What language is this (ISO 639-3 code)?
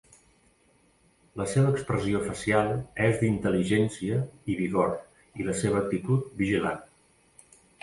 cat